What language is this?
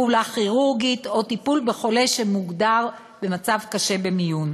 Hebrew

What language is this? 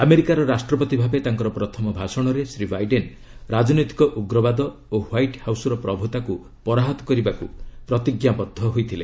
Odia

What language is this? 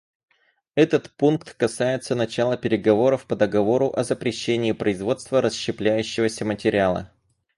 Russian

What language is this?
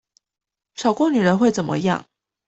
Chinese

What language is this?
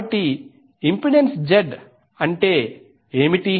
Telugu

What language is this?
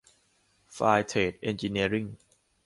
Thai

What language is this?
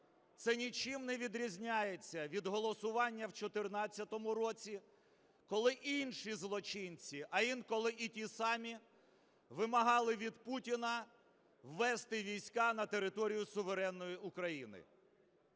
Ukrainian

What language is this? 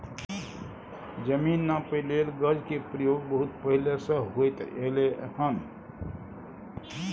Maithili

